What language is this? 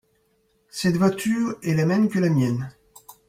French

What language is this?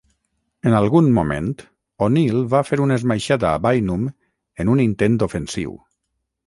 Catalan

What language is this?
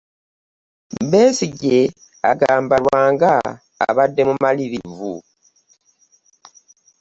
Ganda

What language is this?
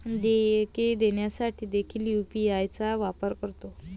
Marathi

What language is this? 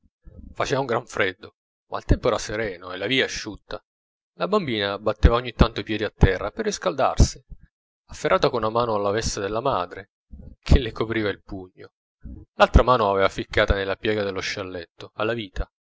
Italian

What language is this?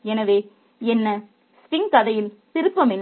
Tamil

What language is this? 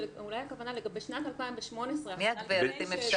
Hebrew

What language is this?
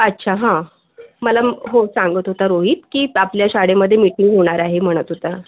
Marathi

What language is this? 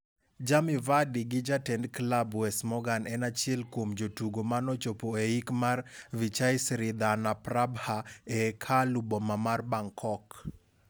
Luo (Kenya and Tanzania)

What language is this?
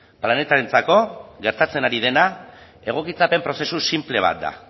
Basque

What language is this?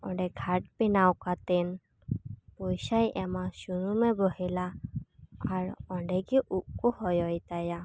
Santali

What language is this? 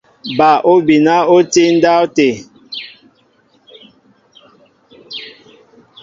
Mbo (Cameroon)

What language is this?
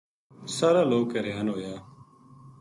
Gujari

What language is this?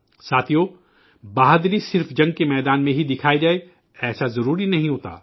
Urdu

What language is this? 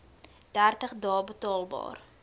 Afrikaans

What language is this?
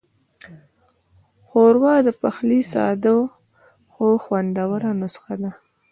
Pashto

